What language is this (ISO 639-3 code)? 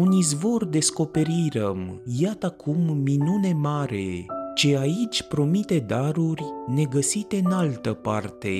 ron